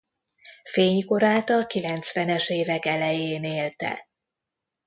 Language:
Hungarian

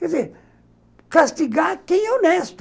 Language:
Portuguese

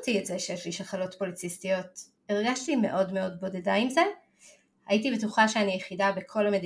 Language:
Hebrew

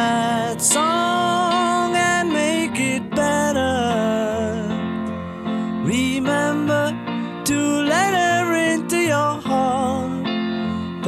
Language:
Turkish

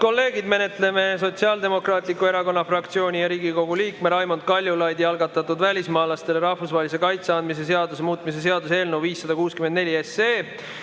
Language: Estonian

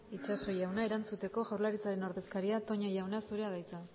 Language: Basque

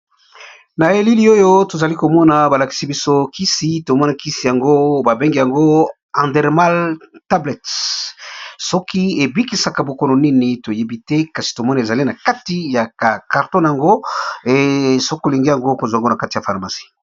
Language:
Lingala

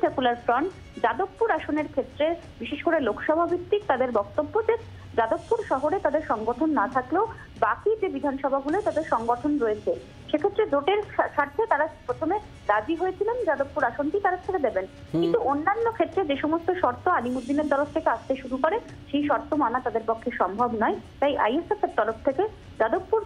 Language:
Bangla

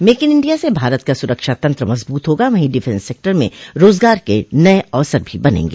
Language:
Hindi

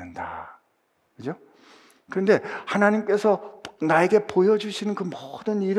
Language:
Korean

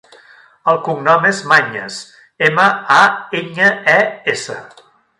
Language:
Catalan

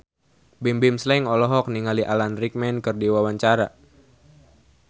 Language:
Sundanese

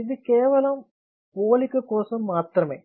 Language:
Telugu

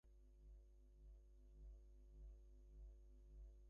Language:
English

